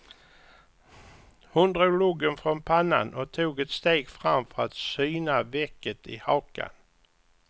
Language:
Swedish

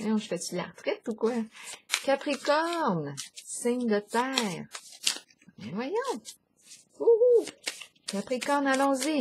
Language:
French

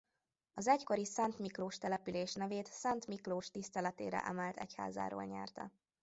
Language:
Hungarian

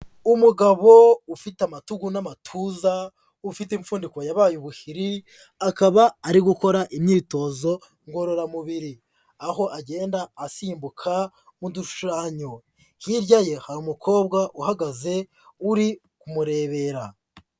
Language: Kinyarwanda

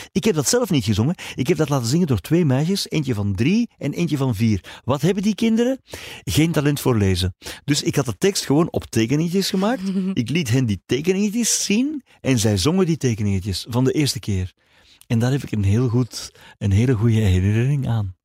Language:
Dutch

